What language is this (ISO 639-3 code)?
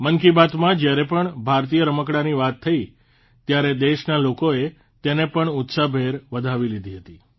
guj